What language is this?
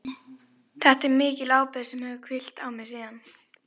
Icelandic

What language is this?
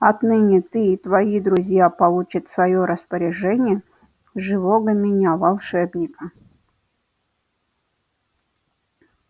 Russian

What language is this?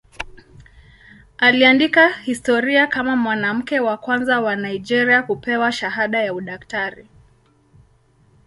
Swahili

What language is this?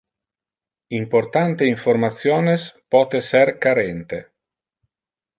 Interlingua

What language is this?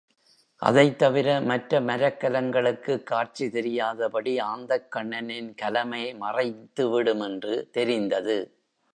Tamil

